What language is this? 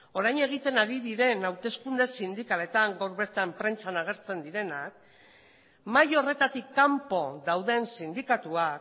Basque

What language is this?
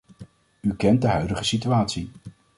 Dutch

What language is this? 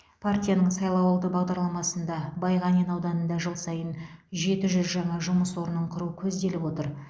Kazakh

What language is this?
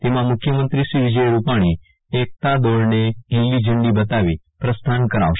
Gujarati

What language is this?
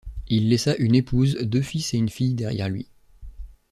French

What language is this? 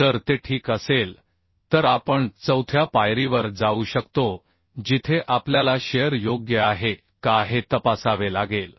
Marathi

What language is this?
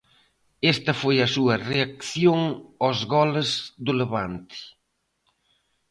Galician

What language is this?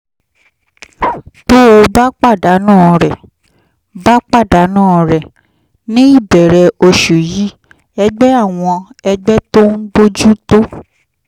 Yoruba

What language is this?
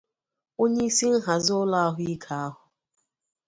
Igbo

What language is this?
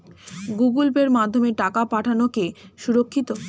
Bangla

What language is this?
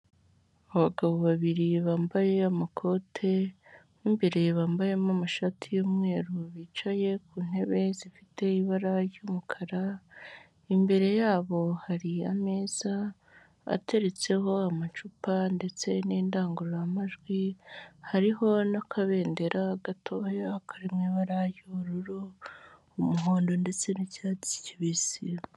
Kinyarwanda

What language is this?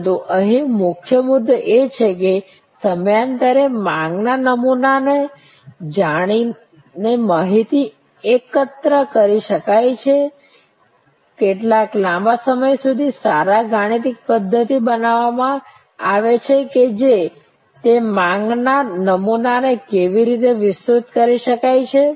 Gujarati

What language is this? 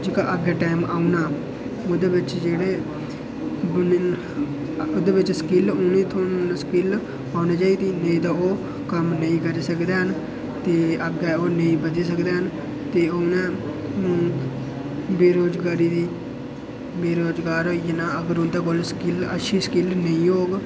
Dogri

